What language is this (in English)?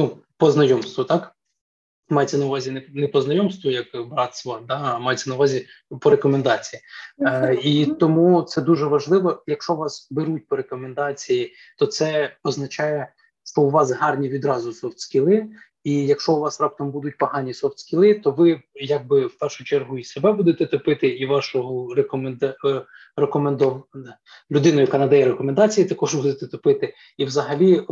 Ukrainian